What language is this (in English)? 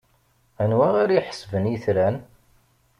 Kabyle